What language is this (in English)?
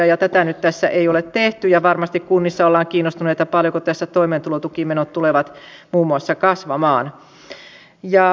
Finnish